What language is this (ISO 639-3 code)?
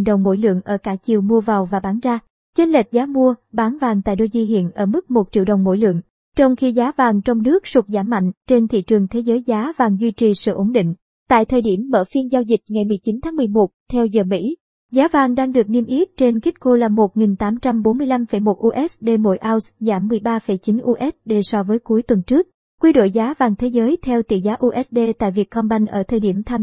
vie